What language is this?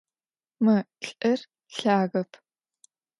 Adyghe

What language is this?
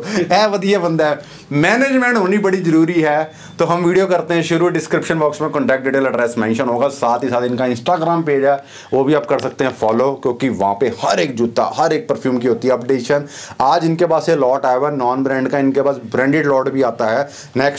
Vietnamese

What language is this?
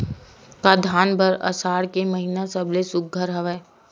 Chhattisgarhi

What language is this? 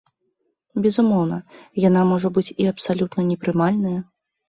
Belarusian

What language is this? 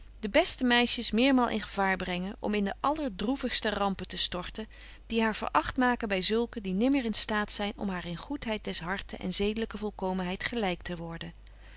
Dutch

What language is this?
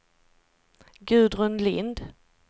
Swedish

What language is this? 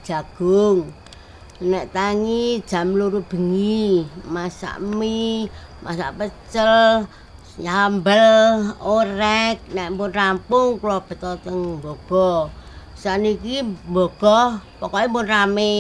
Indonesian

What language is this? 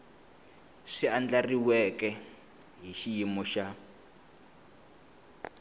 Tsonga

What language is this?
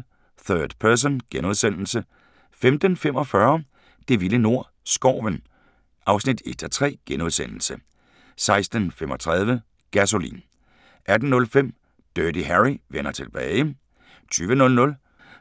Danish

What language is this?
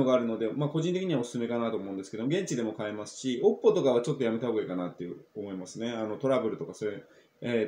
Japanese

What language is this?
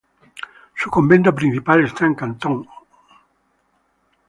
Spanish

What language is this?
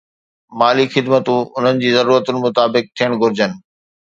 Sindhi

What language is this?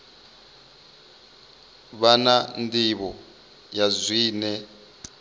Venda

